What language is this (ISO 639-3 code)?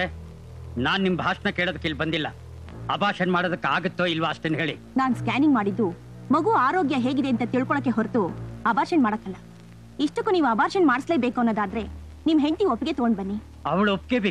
kan